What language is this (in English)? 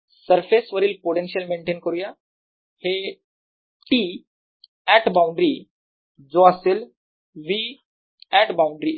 Marathi